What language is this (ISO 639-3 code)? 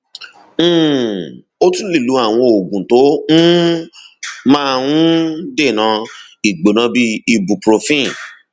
yor